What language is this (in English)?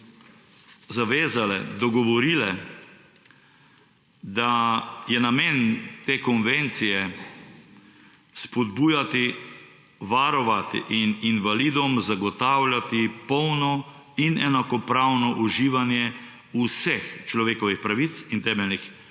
Slovenian